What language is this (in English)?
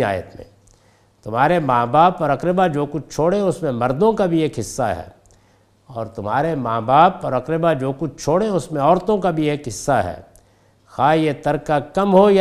Urdu